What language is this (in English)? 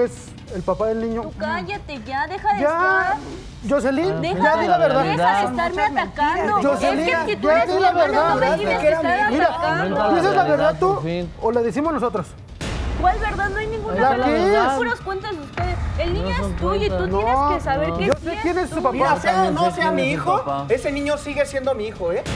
Spanish